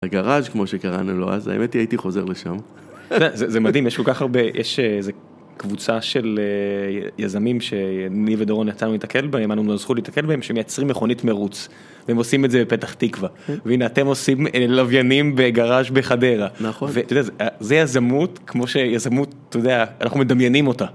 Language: Hebrew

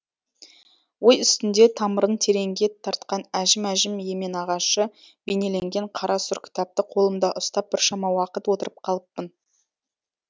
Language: Kazakh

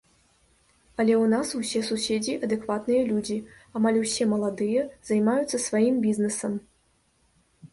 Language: Belarusian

